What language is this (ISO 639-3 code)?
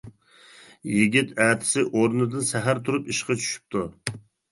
uig